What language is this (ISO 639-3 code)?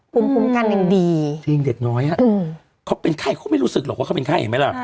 tha